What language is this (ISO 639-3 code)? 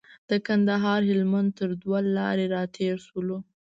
pus